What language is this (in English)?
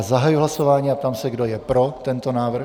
Czech